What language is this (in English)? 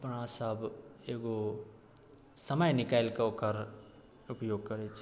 Maithili